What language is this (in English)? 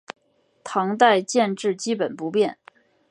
Chinese